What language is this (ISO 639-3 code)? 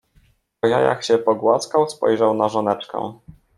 pol